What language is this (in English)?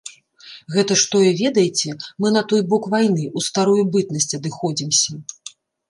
Belarusian